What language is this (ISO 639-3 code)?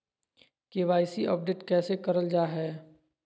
mag